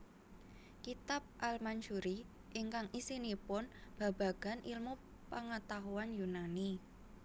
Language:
Javanese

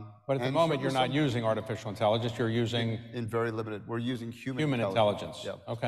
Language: English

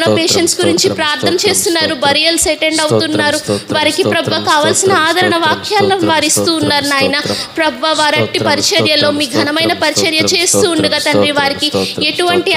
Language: Romanian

